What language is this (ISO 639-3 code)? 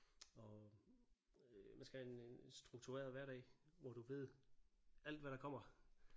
dan